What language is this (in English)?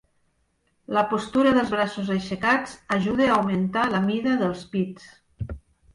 Catalan